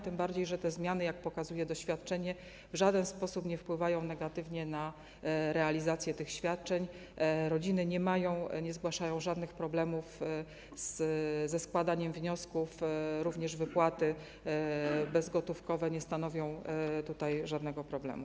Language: Polish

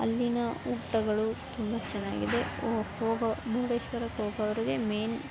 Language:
Kannada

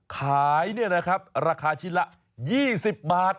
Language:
Thai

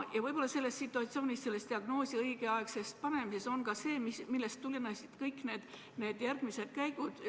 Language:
Estonian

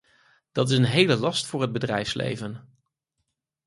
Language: Dutch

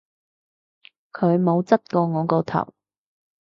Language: Cantonese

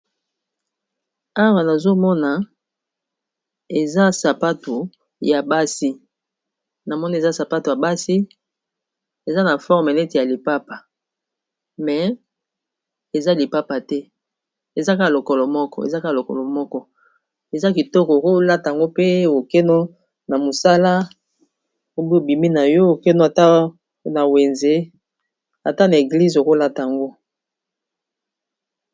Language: Lingala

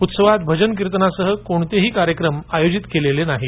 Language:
Marathi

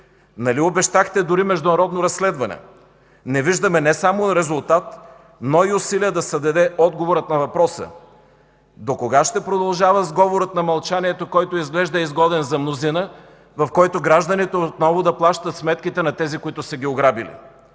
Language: Bulgarian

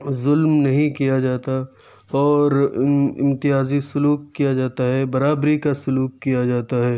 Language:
Urdu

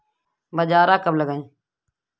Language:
Hindi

